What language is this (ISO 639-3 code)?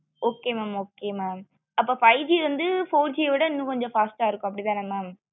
tam